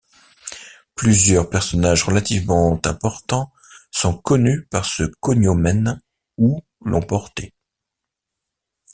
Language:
French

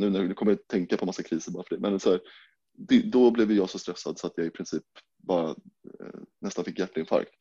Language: Swedish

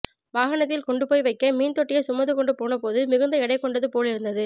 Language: Tamil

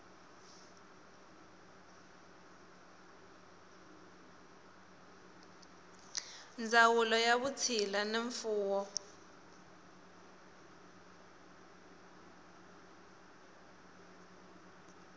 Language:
Tsonga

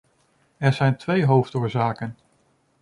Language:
Dutch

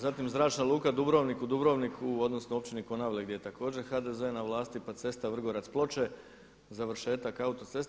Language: Croatian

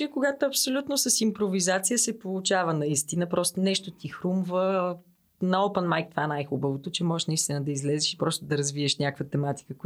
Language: Bulgarian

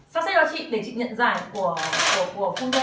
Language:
Vietnamese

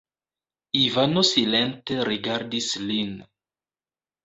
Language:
Esperanto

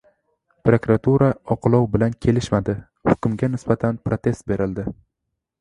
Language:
Uzbek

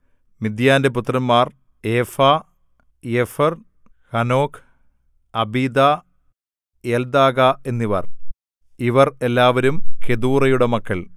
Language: Malayalam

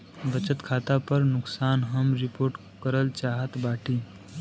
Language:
Bhojpuri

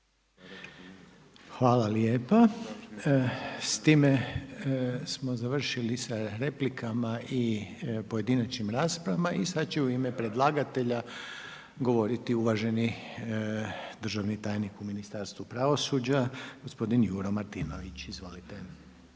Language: Croatian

